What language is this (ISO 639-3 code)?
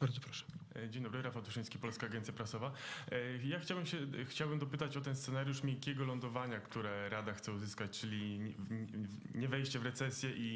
pol